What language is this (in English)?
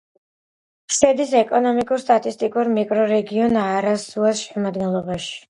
Georgian